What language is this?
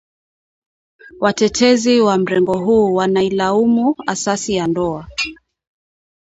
Swahili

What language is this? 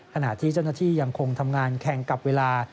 Thai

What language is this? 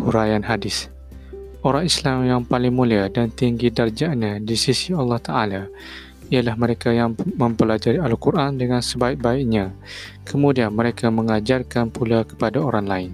Malay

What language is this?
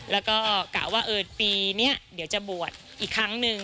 Thai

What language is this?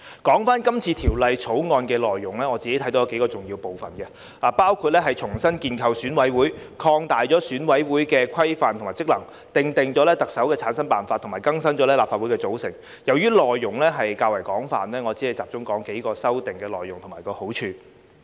Cantonese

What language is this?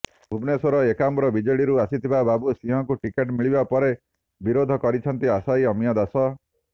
Odia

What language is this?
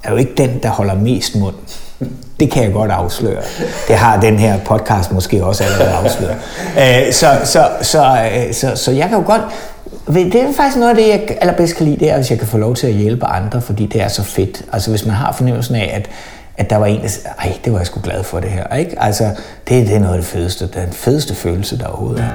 Danish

